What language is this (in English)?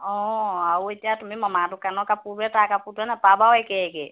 Assamese